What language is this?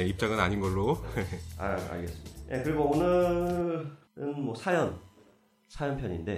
Korean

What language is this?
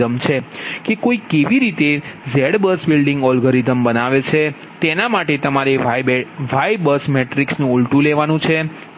Gujarati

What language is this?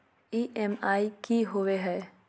Magahi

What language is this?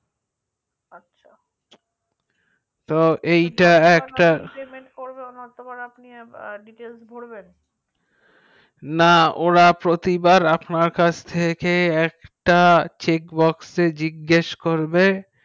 Bangla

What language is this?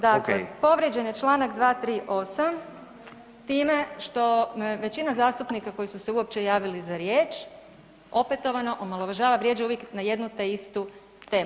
Croatian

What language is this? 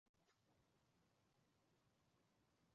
Chinese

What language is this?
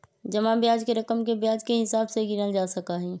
Magahi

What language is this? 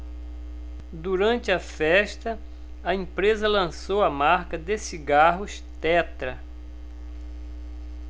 Portuguese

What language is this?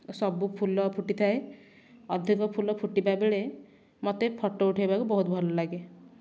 Odia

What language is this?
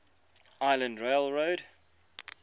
English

